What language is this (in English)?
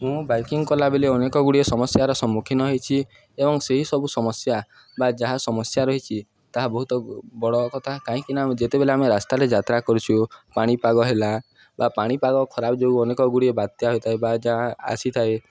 Odia